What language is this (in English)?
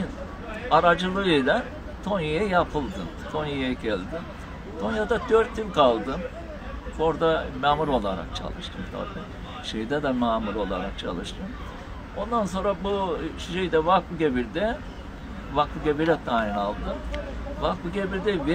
Turkish